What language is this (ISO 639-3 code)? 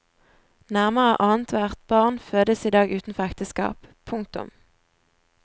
nor